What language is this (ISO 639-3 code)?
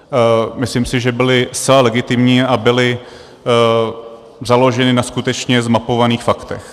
ces